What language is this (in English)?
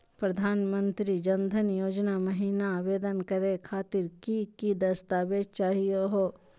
Magahi